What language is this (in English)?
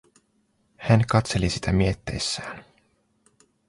Finnish